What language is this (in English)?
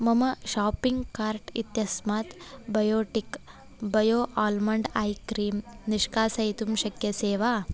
Sanskrit